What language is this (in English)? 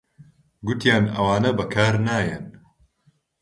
Central Kurdish